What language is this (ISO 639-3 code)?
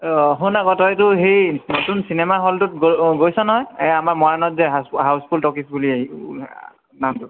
asm